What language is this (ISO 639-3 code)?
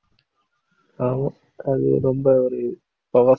tam